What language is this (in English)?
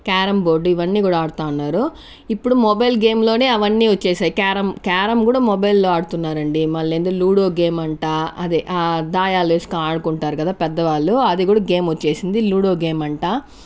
Telugu